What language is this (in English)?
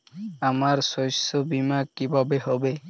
Bangla